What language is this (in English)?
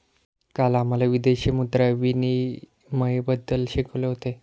Marathi